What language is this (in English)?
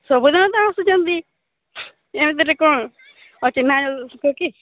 Odia